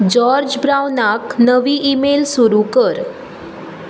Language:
Konkani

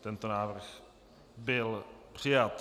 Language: Czech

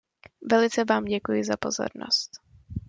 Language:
Czech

